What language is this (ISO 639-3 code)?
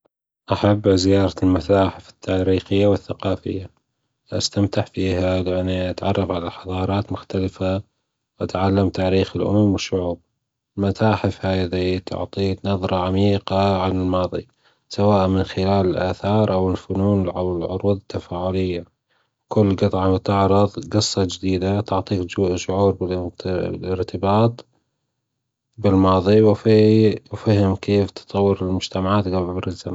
afb